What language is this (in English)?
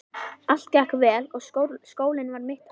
Icelandic